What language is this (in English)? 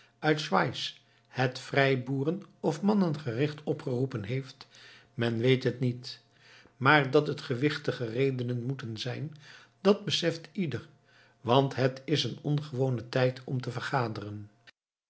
Dutch